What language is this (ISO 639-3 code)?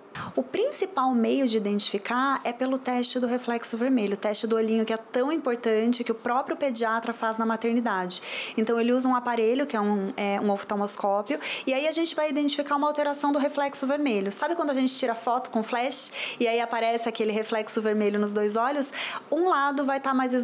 por